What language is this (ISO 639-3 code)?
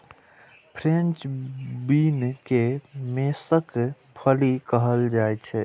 mai